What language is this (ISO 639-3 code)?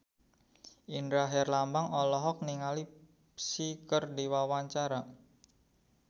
sun